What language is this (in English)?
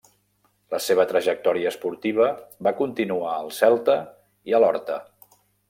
Catalan